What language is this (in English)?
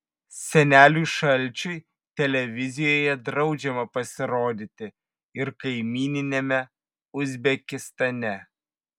Lithuanian